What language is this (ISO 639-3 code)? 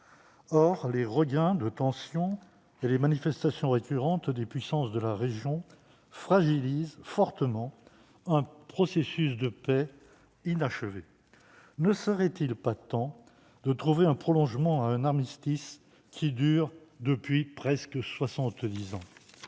fra